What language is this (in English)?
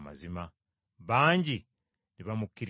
Ganda